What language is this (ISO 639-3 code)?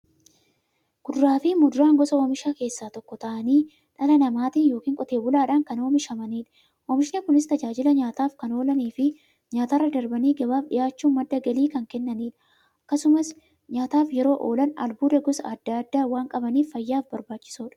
orm